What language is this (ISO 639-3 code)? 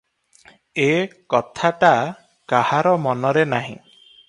ori